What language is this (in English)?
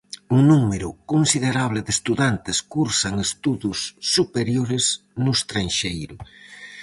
Galician